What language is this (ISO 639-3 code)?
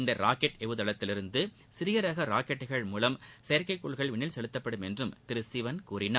tam